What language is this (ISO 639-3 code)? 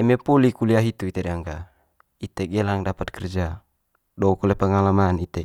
mqy